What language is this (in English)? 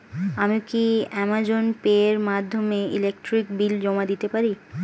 Bangla